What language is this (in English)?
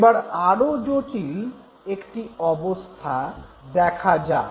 Bangla